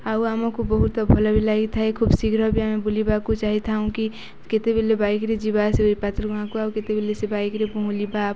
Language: Odia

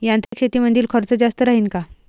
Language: Marathi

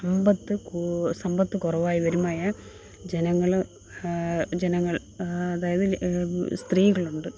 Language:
Malayalam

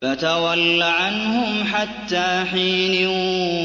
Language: Arabic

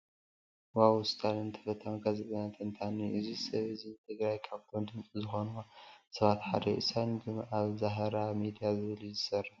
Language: Tigrinya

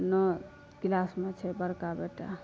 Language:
Maithili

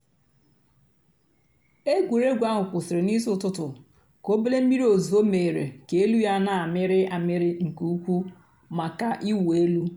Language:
Igbo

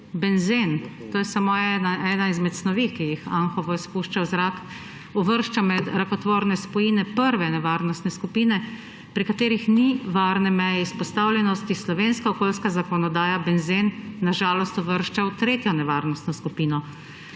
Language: Slovenian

